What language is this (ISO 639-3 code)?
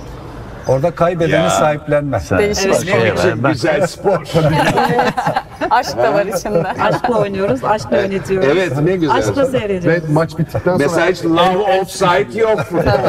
tur